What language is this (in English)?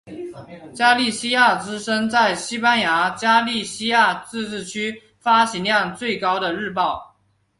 Chinese